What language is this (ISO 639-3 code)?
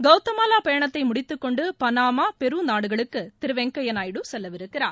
tam